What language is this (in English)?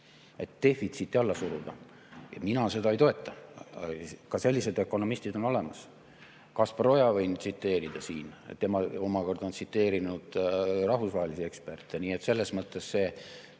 Estonian